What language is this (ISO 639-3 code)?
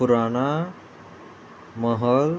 kok